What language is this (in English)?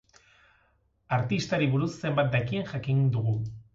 Basque